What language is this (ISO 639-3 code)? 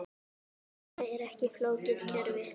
isl